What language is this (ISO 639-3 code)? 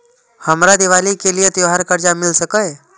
mai